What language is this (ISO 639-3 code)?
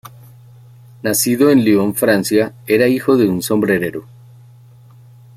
spa